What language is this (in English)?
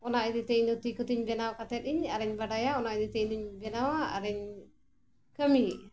Santali